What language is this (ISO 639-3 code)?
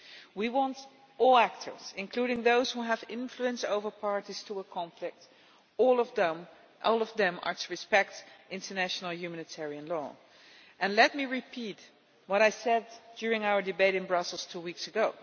eng